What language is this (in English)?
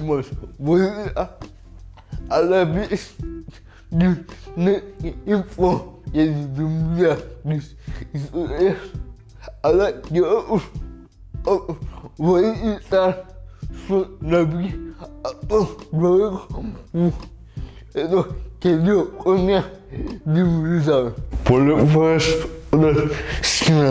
Greek